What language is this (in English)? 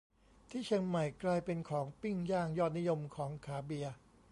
Thai